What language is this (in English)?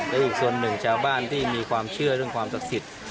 Thai